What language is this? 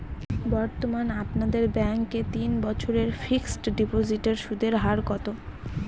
Bangla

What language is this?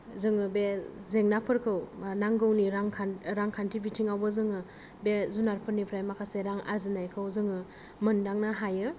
Bodo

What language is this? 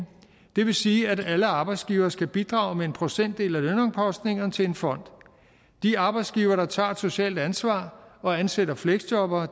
Danish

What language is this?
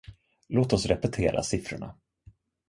Swedish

